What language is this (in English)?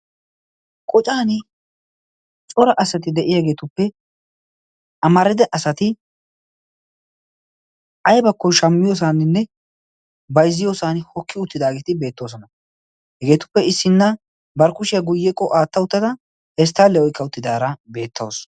Wolaytta